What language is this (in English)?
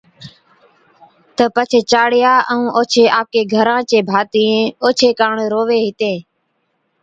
Od